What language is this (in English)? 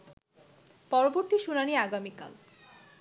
Bangla